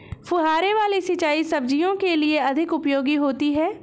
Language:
Hindi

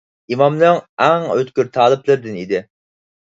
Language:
Uyghur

